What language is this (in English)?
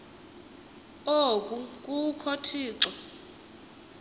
Xhosa